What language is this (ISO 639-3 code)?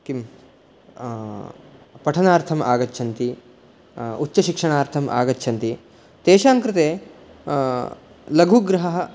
san